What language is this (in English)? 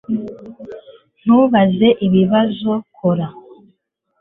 Kinyarwanda